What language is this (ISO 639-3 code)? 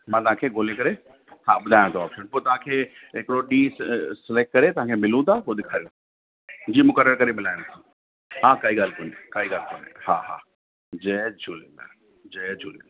snd